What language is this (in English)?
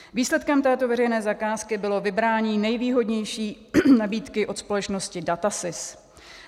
Czech